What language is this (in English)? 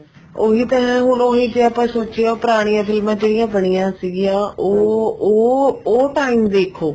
Punjabi